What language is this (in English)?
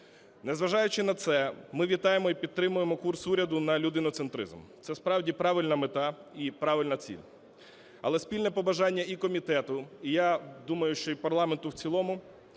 Ukrainian